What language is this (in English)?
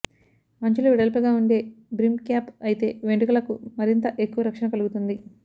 Telugu